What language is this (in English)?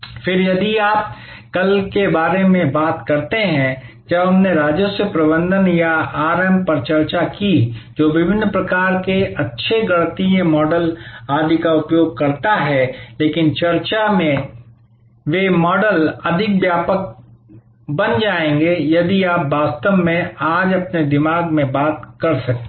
Hindi